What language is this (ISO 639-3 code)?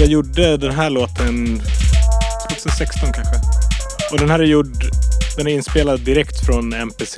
swe